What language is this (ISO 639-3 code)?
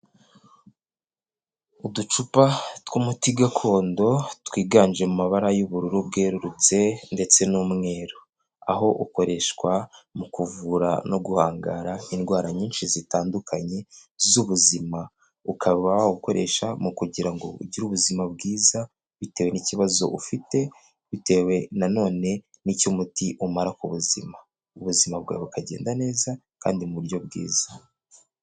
kin